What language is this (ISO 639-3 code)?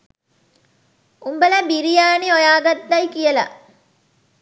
sin